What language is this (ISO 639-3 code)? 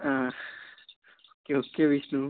tel